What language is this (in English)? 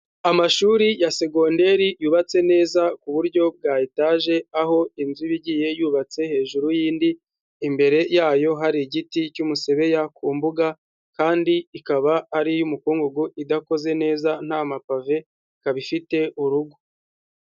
Kinyarwanda